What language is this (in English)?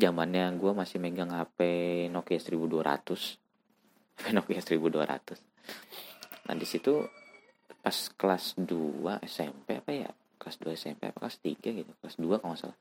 Indonesian